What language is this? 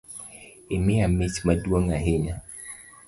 Luo (Kenya and Tanzania)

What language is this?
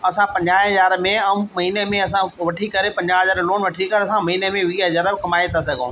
Sindhi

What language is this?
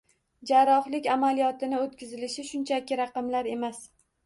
Uzbek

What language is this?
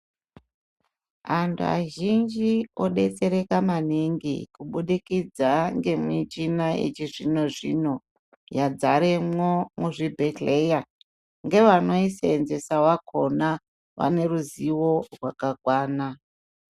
Ndau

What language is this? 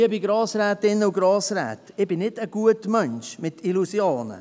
Swiss German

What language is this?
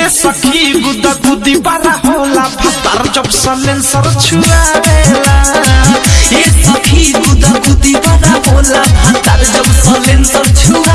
Hindi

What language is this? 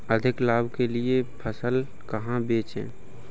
Hindi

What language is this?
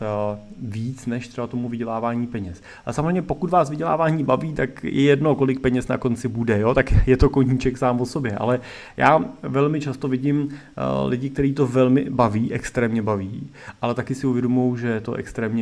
Czech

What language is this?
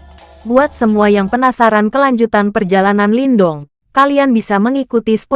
Indonesian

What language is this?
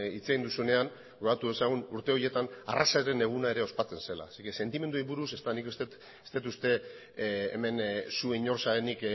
Basque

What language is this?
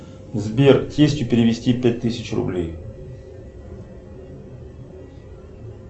Russian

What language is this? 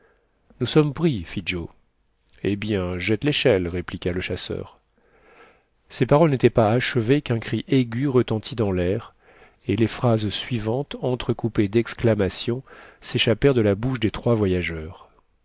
French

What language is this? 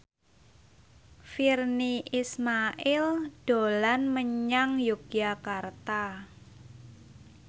Javanese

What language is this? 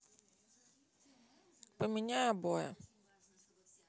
Russian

